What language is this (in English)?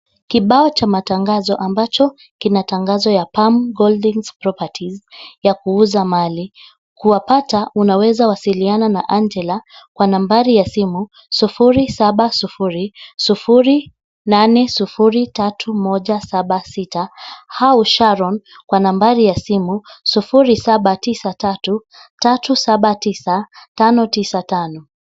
Swahili